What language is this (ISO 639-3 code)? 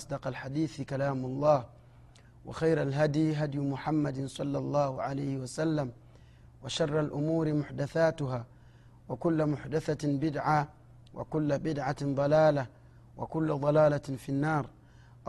swa